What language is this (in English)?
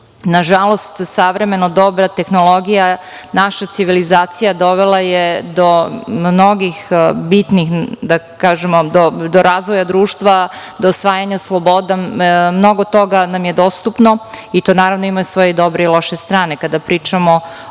Serbian